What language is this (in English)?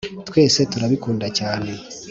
Kinyarwanda